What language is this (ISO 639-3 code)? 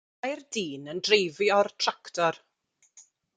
cym